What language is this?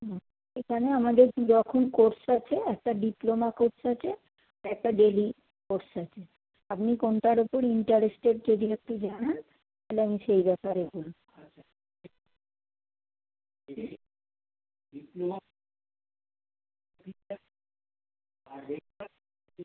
Bangla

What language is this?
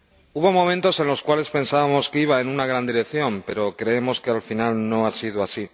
Spanish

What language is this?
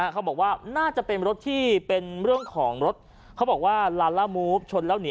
Thai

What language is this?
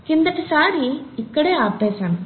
Telugu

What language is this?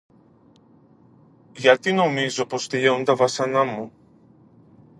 Greek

